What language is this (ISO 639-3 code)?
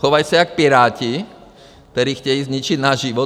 ces